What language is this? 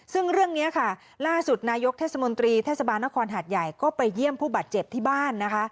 Thai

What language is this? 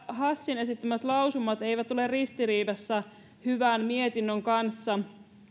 Finnish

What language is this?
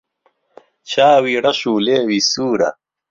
Central Kurdish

